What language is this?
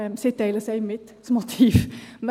Swiss German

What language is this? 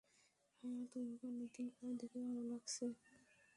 Bangla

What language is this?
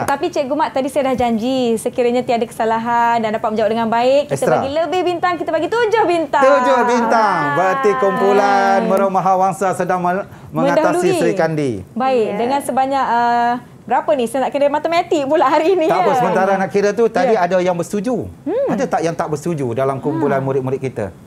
Malay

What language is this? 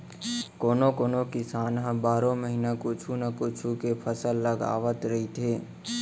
Chhattisgarhi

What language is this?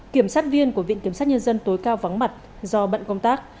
Vietnamese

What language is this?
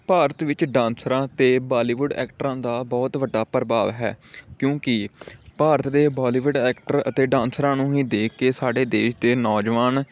Punjabi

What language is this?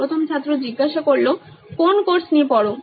Bangla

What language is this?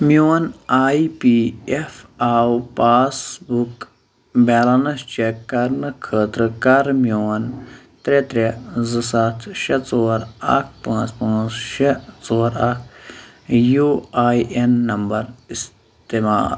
Kashmiri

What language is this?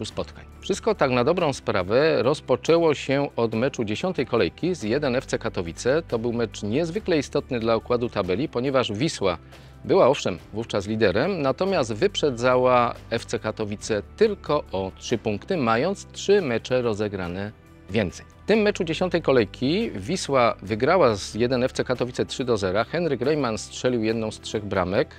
Polish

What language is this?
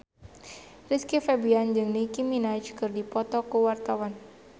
Sundanese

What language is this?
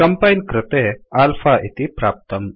Sanskrit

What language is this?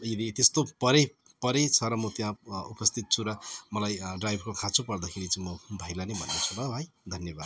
Nepali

